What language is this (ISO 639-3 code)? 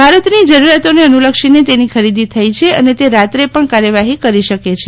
guj